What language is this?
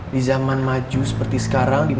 Indonesian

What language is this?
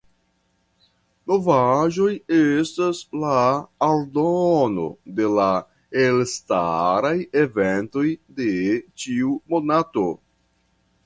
Esperanto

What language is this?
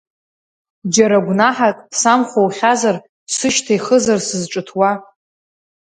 Abkhazian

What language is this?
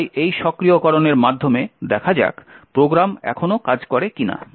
Bangla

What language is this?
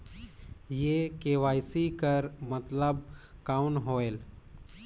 Chhattisgarhi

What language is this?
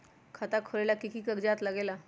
Magahi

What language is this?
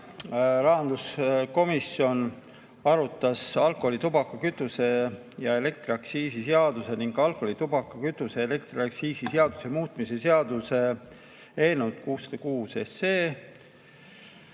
Estonian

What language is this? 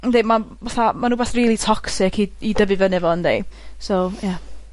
Welsh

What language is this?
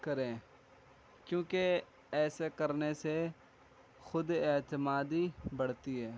Urdu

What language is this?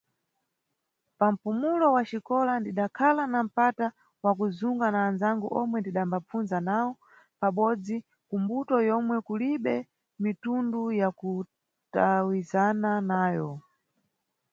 Nyungwe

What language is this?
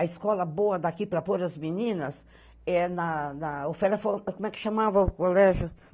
Portuguese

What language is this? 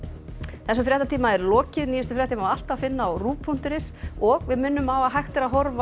Icelandic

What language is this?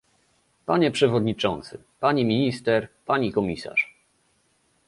Polish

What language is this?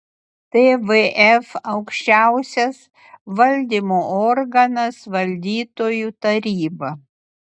Lithuanian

